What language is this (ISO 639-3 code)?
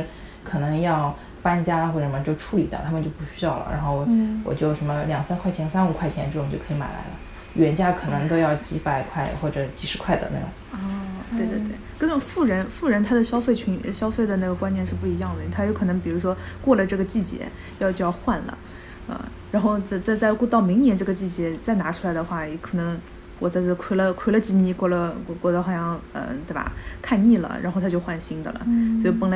zho